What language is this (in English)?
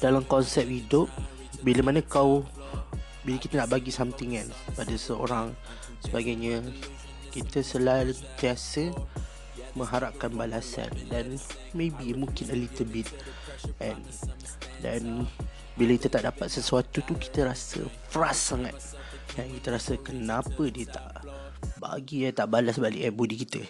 Malay